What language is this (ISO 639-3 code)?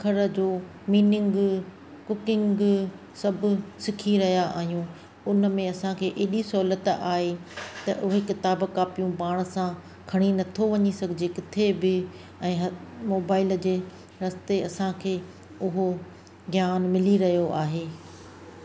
snd